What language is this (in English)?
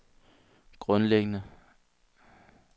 Danish